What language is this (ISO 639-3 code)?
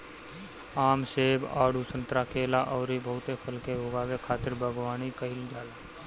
bho